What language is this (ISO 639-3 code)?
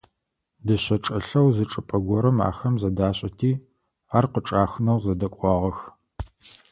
ady